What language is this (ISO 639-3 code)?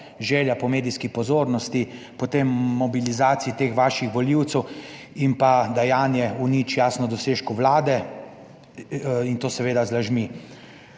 slv